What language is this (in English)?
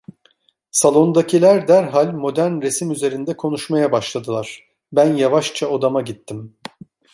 Turkish